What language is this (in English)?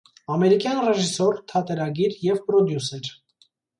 Armenian